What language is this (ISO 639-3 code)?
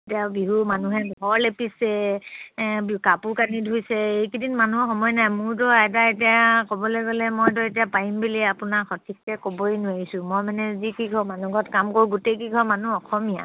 asm